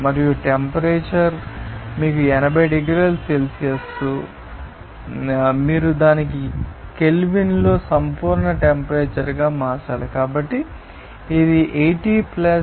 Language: Telugu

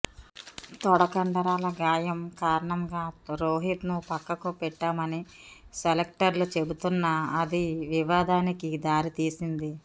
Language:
Telugu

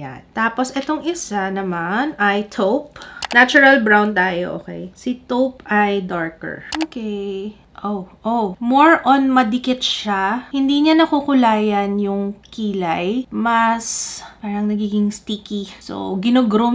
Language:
Filipino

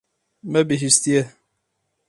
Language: Kurdish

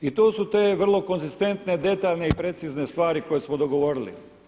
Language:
Croatian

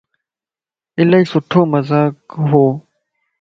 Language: Lasi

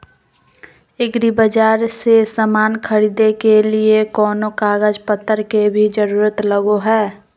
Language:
Magahi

